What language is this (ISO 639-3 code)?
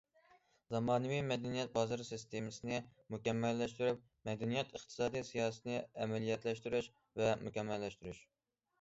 uig